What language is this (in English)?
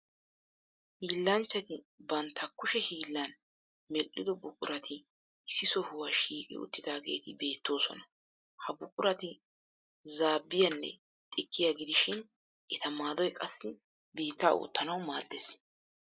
Wolaytta